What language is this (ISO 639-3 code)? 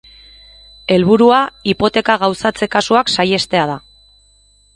eus